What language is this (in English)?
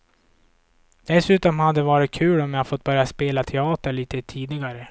Swedish